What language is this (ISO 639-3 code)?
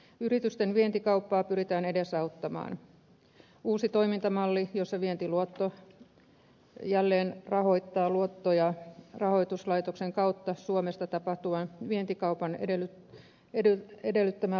fin